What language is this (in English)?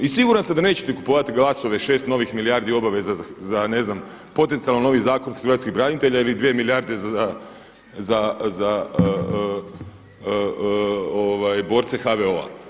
Croatian